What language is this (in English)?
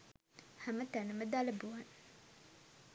Sinhala